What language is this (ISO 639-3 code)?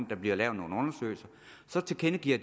dan